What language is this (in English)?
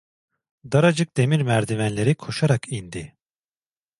Turkish